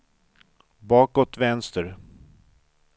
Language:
Swedish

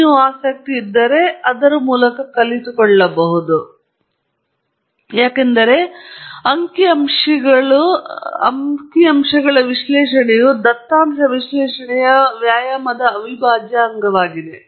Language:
Kannada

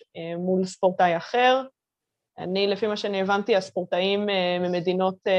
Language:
Hebrew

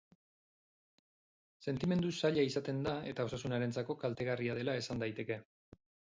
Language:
Basque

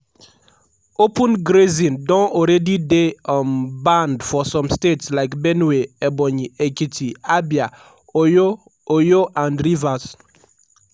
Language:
Nigerian Pidgin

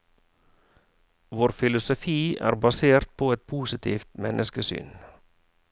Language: Norwegian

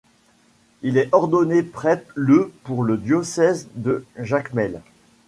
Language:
French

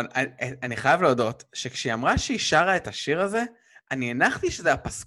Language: Hebrew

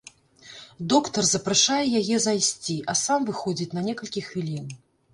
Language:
Belarusian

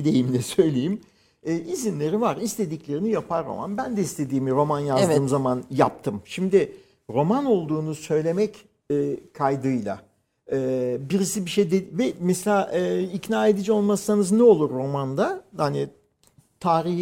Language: Turkish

